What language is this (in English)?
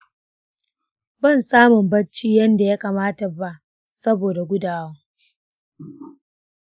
Hausa